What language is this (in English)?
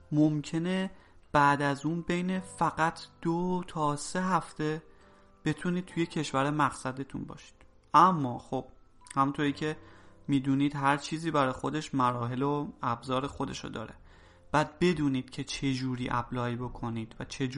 Persian